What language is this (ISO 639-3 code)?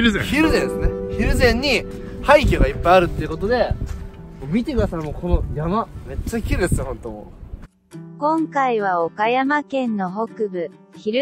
jpn